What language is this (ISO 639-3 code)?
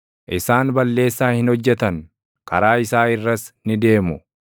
orm